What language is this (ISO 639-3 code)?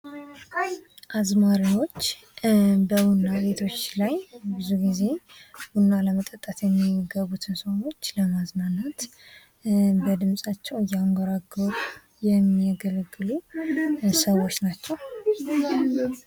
amh